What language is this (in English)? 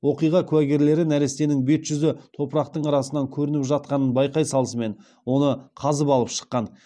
Kazakh